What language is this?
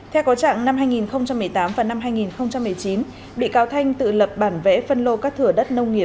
Vietnamese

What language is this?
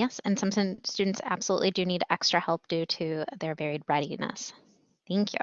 English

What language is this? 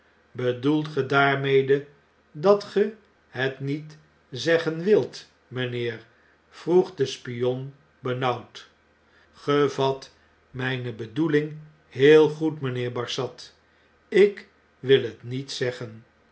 Dutch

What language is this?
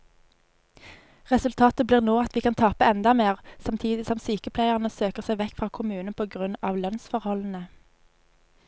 Norwegian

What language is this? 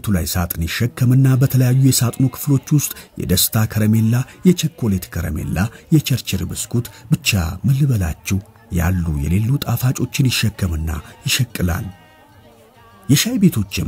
Arabic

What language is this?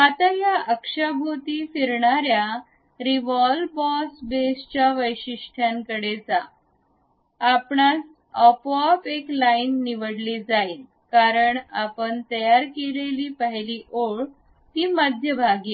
Marathi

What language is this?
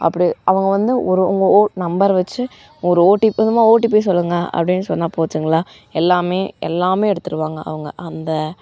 Tamil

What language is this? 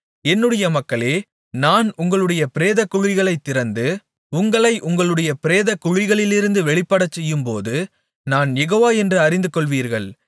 Tamil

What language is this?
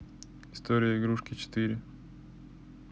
Russian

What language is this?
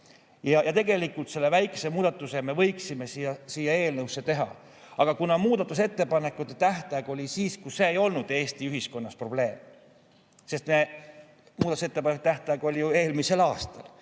Estonian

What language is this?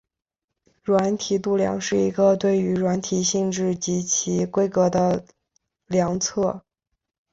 Chinese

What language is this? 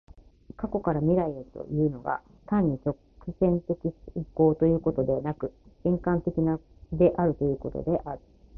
Japanese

